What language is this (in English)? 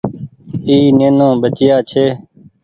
Goaria